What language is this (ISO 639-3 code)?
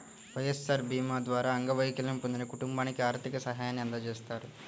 tel